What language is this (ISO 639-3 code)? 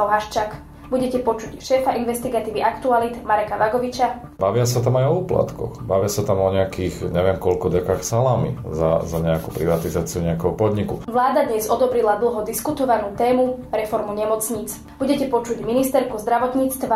slk